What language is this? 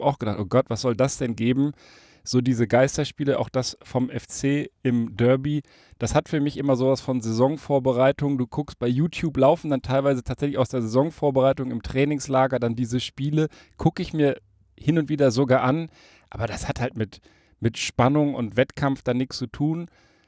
German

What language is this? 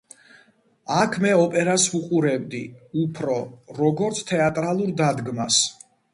Georgian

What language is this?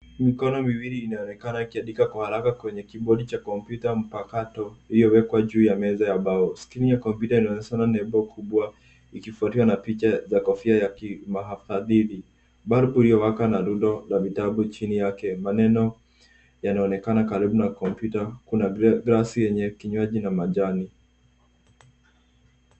Swahili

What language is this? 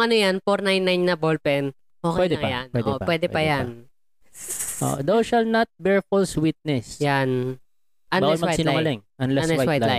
Filipino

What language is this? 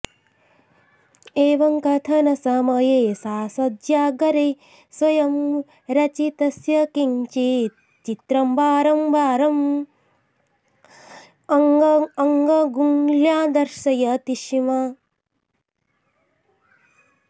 Sanskrit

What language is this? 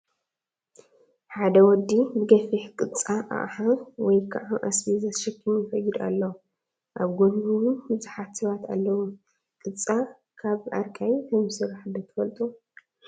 Tigrinya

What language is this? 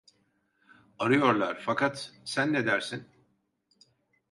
Turkish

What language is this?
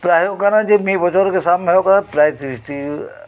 Santali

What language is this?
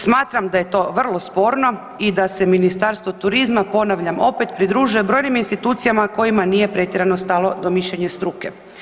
Croatian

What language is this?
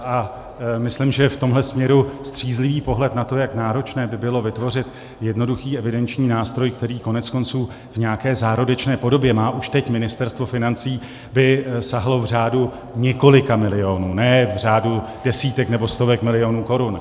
Czech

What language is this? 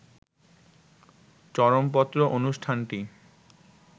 Bangla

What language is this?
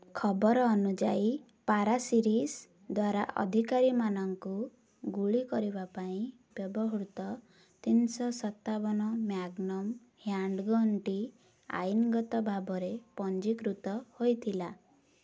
Odia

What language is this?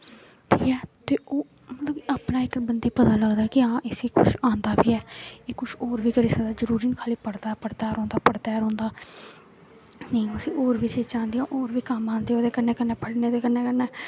Dogri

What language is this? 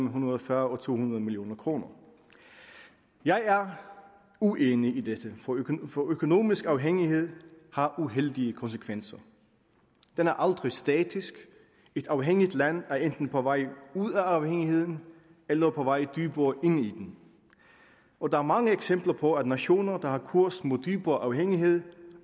Danish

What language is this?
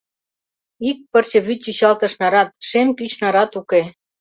Mari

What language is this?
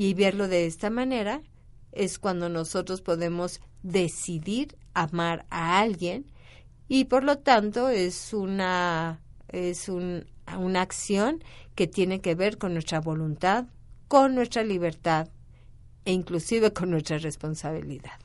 Spanish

